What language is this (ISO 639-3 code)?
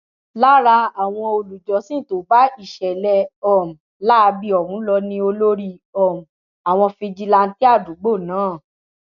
yor